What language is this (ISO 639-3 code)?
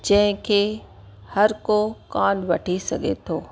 snd